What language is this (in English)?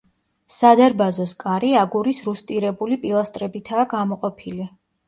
Georgian